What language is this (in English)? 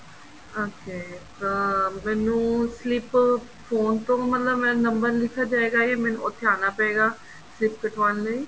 Punjabi